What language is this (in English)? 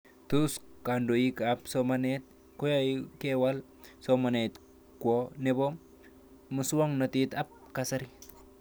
Kalenjin